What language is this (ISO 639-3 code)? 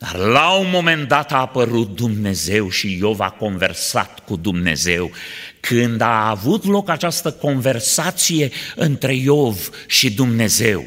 ron